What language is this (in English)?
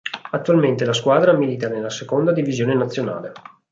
Italian